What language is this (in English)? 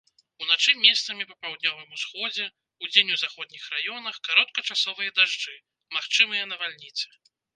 Belarusian